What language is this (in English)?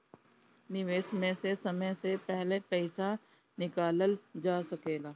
Bhojpuri